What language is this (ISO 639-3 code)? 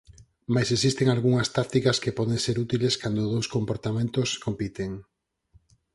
glg